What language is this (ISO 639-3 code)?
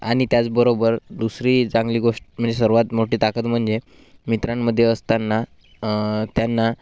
mar